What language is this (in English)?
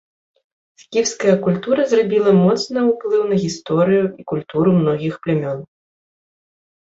Belarusian